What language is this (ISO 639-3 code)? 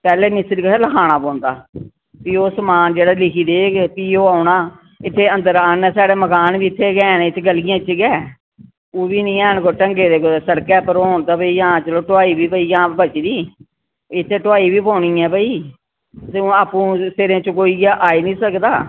doi